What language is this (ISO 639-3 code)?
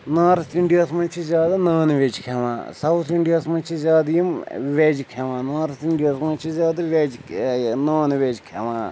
kas